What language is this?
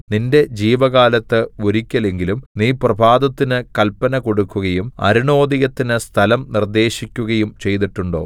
Malayalam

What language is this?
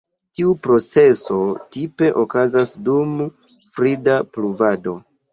Esperanto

